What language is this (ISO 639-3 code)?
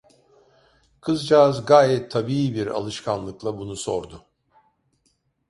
tur